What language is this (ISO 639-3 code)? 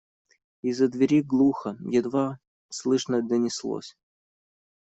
rus